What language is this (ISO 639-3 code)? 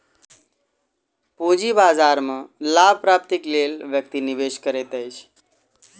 mai